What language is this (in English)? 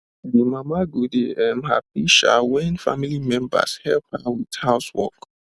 Nigerian Pidgin